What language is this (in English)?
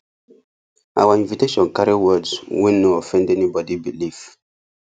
Nigerian Pidgin